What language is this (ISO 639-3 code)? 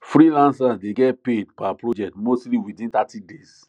pcm